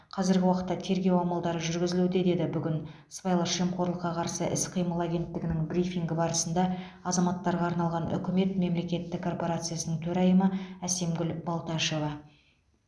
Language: Kazakh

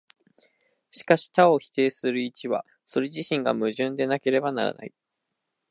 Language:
Japanese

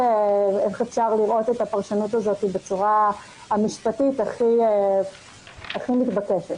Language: Hebrew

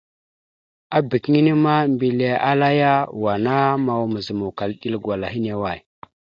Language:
Mada (Cameroon)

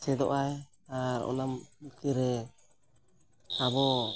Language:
Santali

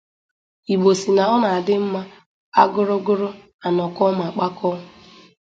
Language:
Igbo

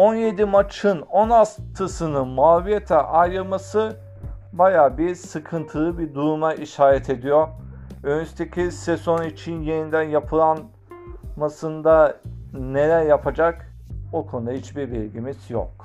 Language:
Turkish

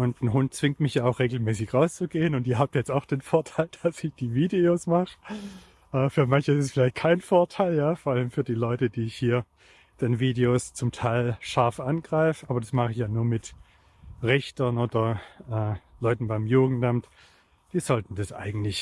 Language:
German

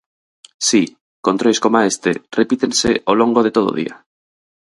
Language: Galician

